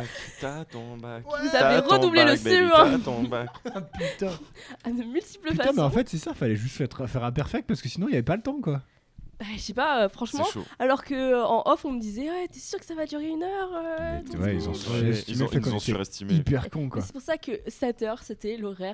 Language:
French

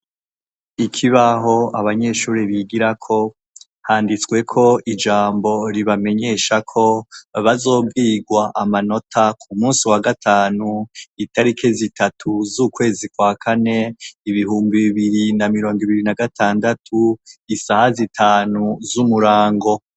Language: Rundi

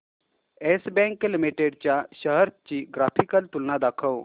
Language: Marathi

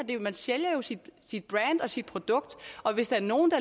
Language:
Danish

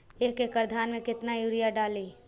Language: Magahi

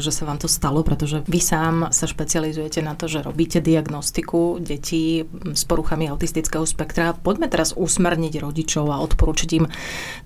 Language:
Slovak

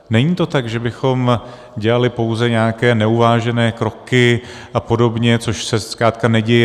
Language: Czech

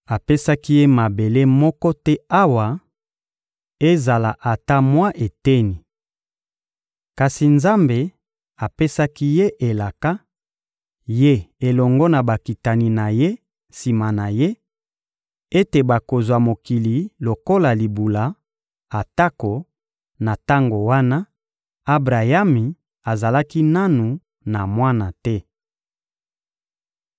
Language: Lingala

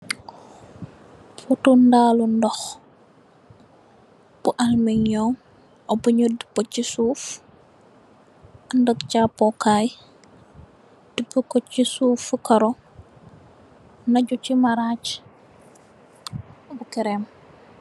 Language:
Wolof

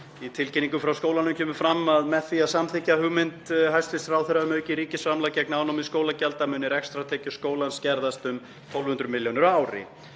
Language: Icelandic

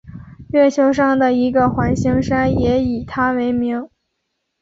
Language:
Chinese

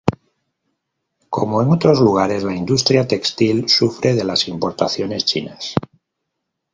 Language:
Spanish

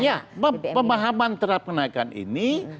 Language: Indonesian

